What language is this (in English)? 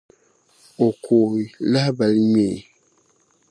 Dagbani